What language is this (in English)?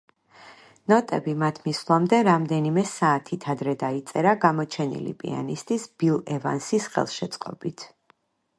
Georgian